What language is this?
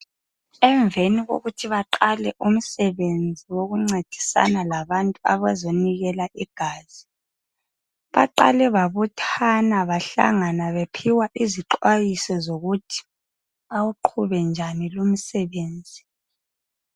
North Ndebele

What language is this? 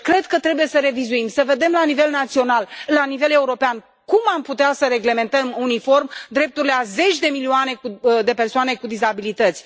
Romanian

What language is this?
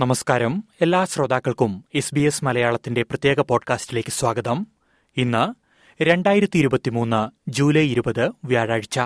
Malayalam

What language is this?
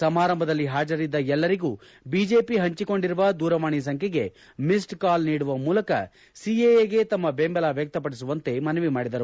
Kannada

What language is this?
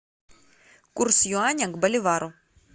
Russian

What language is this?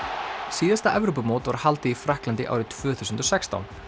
Icelandic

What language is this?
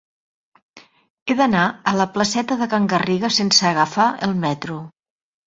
Catalan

